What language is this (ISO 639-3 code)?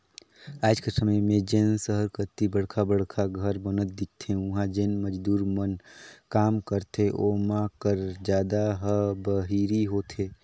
hne